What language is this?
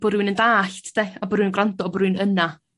Welsh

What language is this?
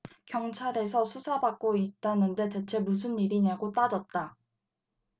Korean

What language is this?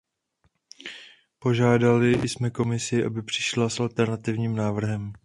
Czech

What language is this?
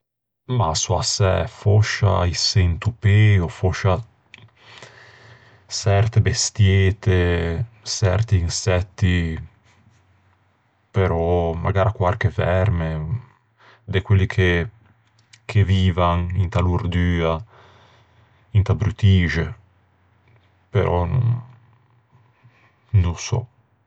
Ligurian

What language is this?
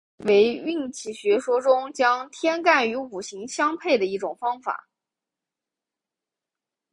Chinese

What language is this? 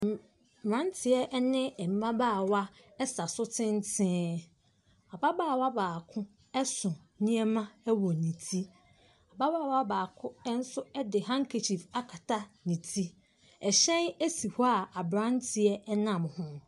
Akan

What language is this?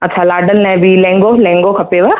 Sindhi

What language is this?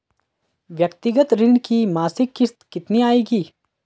Hindi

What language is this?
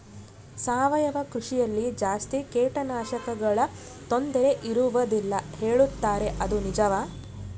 Kannada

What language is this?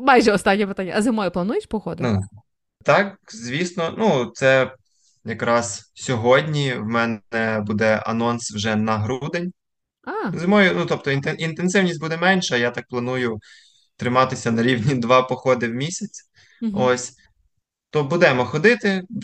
Ukrainian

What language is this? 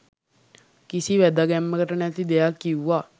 Sinhala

